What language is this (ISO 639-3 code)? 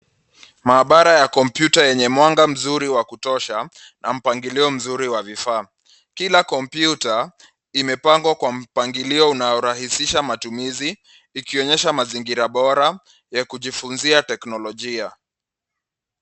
swa